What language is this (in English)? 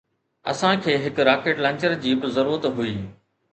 Sindhi